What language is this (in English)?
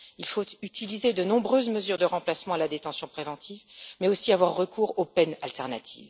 French